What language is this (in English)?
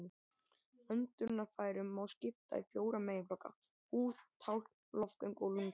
Icelandic